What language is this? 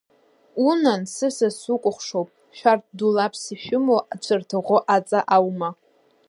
Abkhazian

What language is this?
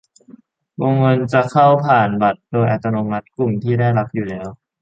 Thai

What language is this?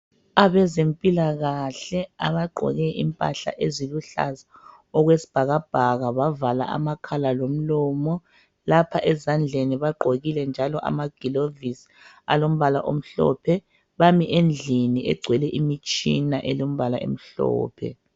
North Ndebele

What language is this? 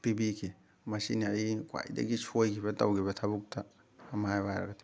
Manipuri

